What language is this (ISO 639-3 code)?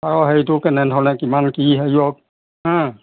asm